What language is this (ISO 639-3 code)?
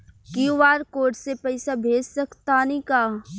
bho